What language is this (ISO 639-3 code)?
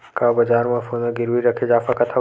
hne